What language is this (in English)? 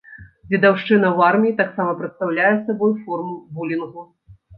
Belarusian